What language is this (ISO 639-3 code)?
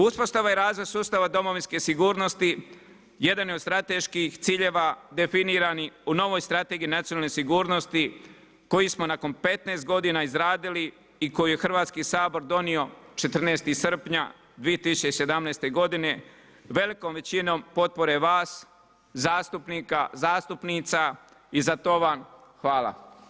hrv